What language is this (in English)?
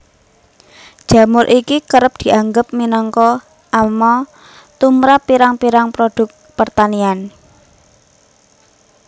Javanese